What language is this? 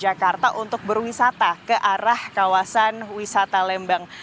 Indonesian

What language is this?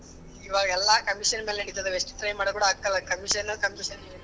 Kannada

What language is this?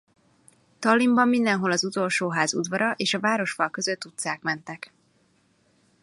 Hungarian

